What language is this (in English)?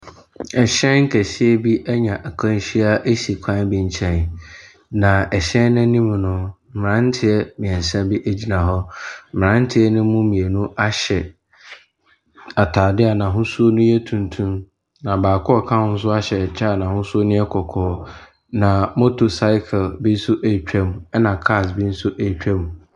Akan